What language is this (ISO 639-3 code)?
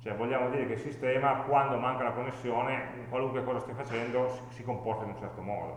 ita